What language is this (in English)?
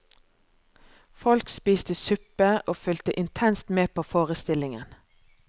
Norwegian